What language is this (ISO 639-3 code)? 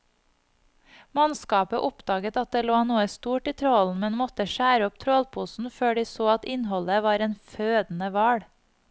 nor